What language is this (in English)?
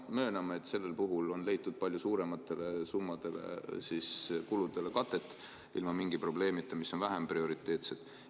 Estonian